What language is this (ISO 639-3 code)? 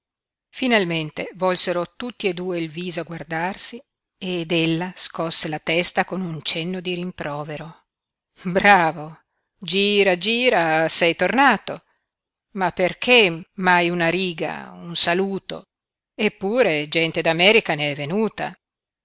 ita